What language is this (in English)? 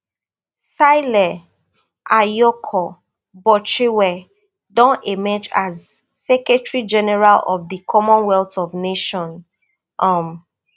Nigerian Pidgin